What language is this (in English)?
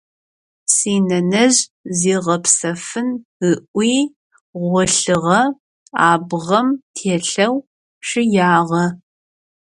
Adyghe